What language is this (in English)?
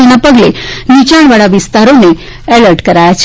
Gujarati